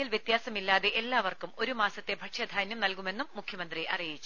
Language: Malayalam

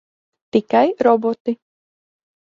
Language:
Latvian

